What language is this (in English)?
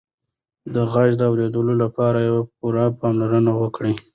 Pashto